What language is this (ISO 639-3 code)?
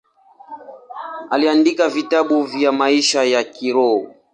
swa